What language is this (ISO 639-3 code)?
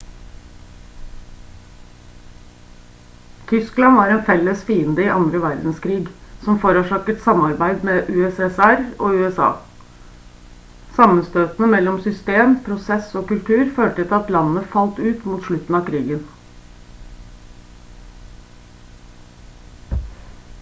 nob